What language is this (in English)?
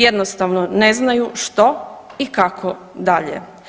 Croatian